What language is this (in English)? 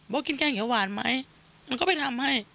Thai